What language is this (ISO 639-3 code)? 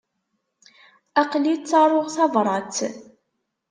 kab